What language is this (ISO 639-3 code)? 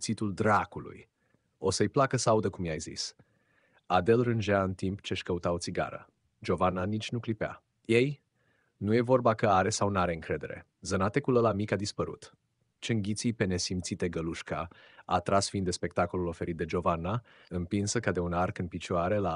ron